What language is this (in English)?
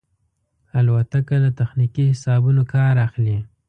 Pashto